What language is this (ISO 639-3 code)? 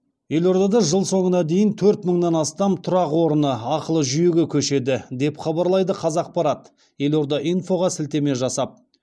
kaz